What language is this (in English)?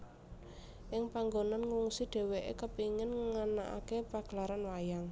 Javanese